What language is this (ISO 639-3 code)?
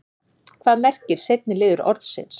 isl